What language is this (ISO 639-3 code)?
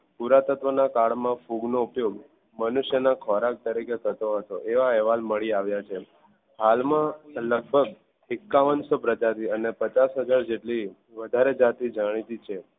guj